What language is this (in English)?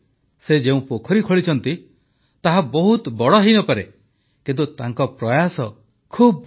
Odia